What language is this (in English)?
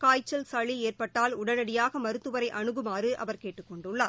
Tamil